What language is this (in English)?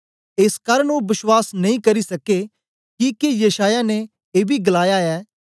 Dogri